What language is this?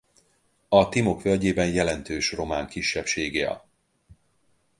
Hungarian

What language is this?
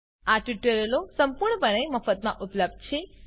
Gujarati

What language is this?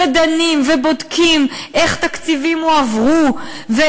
Hebrew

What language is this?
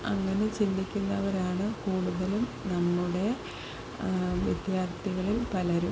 Malayalam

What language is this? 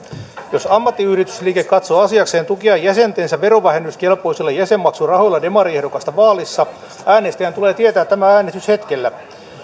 Finnish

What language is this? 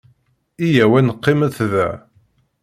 Kabyle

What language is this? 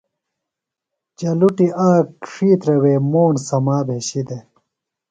Phalura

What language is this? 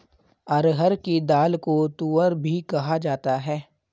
Hindi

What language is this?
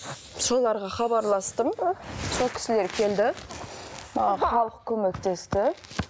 Kazakh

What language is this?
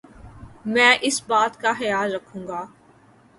Urdu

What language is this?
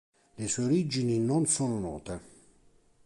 Italian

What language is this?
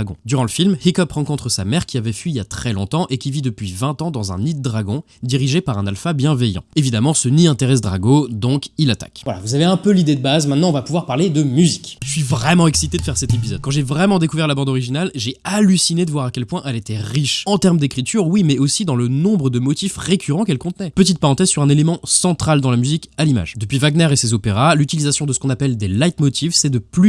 French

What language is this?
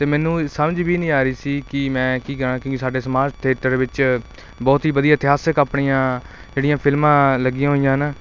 Punjabi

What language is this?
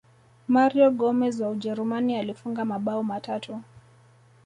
Swahili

